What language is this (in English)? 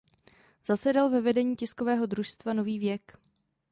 Czech